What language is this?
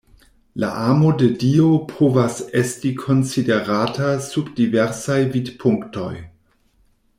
Esperanto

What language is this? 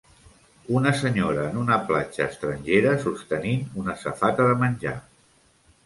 Catalan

